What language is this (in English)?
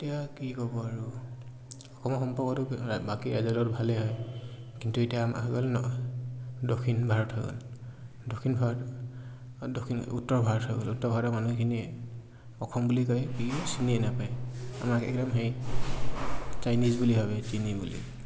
Assamese